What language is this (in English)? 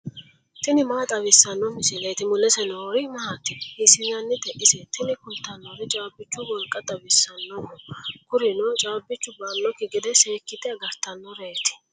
Sidamo